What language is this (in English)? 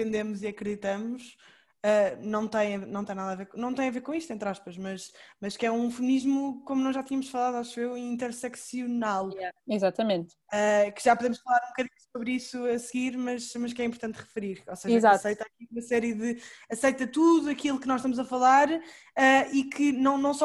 Portuguese